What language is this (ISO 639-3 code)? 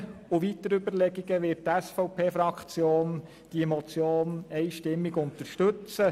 gsw